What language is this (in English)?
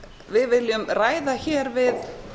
Icelandic